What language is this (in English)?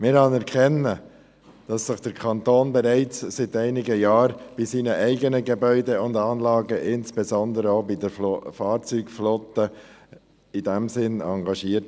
Swiss German